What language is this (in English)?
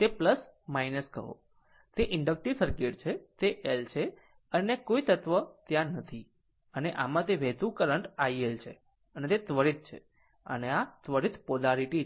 Gujarati